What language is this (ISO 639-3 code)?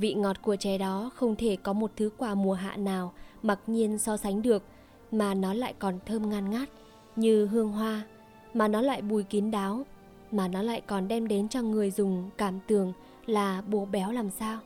vie